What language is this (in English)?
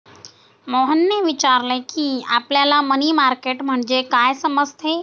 Marathi